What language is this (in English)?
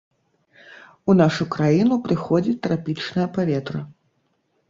Belarusian